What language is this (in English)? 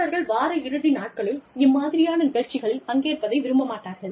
Tamil